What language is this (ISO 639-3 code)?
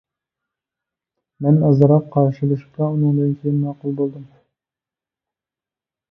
uig